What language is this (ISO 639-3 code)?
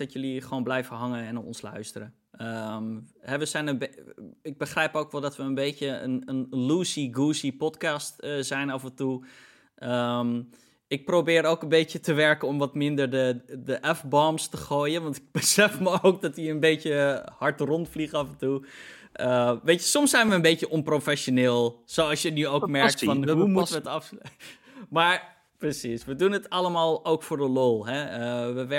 nld